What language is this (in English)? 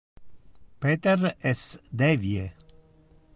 Interlingua